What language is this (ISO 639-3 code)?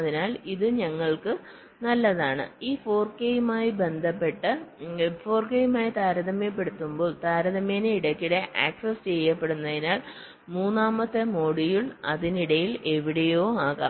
mal